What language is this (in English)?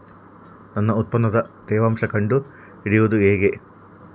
Kannada